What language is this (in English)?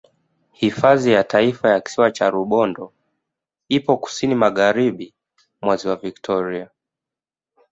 Swahili